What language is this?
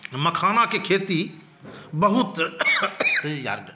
Maithili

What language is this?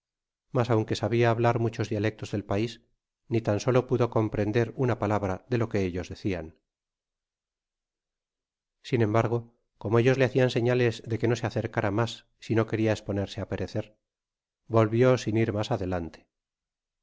Spanish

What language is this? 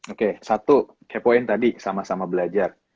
Indonesian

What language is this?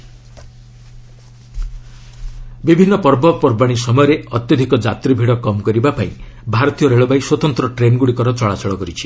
Odia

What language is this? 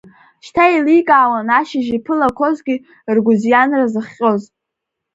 Abkhazian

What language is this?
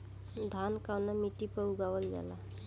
Bhojpuri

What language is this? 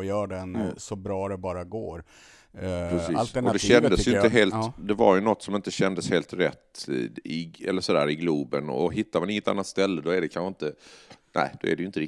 Swedish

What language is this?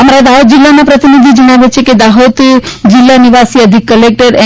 Gujarati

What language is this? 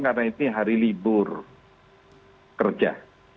Indonesian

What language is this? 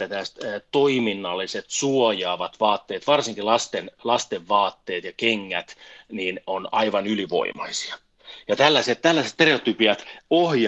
Finnish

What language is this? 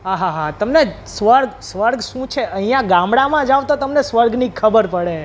Gujarati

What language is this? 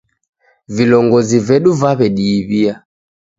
Taita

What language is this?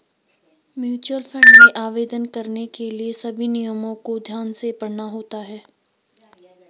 Hindi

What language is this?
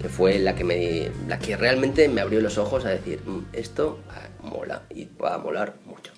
Spanish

